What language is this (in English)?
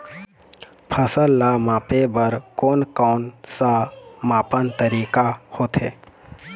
Chhattisgarhi